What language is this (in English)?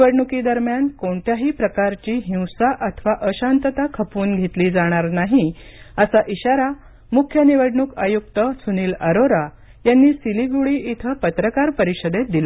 Marathi